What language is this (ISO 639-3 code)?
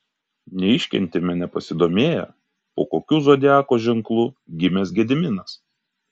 lit